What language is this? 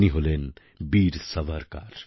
Bangla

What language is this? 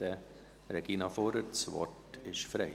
Swiss German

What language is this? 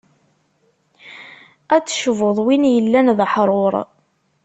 Kabyle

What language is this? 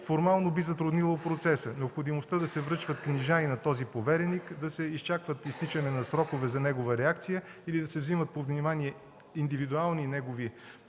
Bulgarian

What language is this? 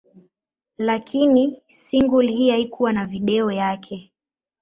Swahili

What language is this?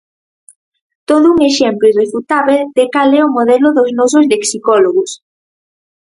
Galician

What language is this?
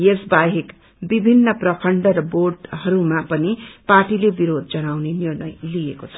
Nepali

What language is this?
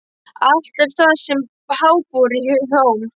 Icelandic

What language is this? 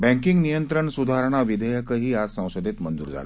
Marathi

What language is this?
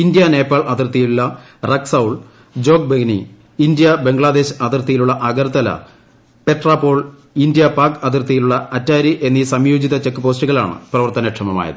Malayalam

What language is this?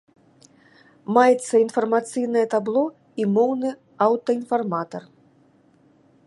Belarusian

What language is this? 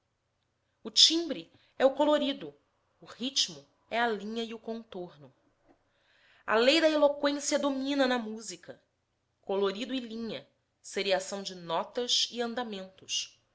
Portuguese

